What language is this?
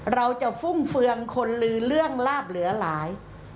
Thai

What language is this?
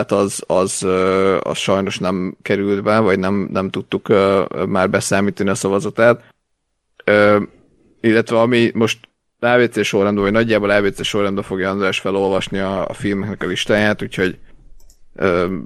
Hungarian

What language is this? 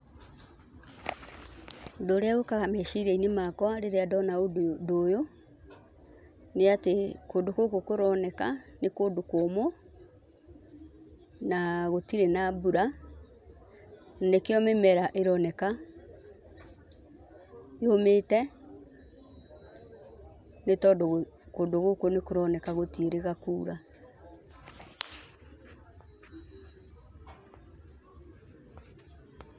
Kikuyu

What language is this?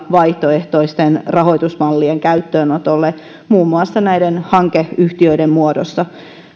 Finnish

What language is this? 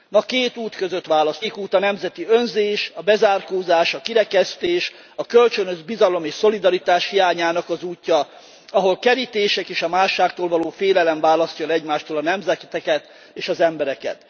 Hungarian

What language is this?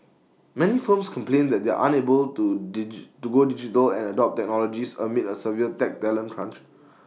English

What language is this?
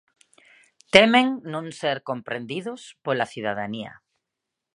Galician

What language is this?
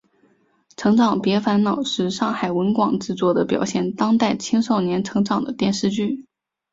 Chinese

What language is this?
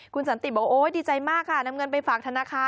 Thai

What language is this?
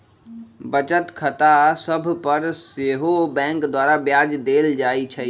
Magahi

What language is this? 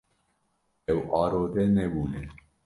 Kurdish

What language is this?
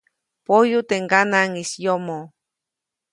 Copainalá Zoque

